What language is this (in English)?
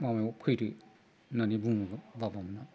Bodo